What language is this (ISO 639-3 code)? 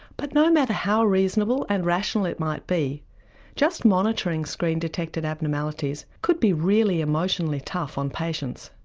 eng